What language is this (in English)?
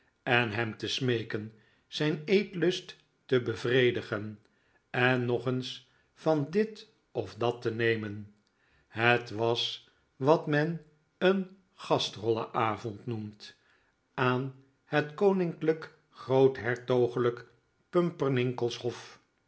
Dutch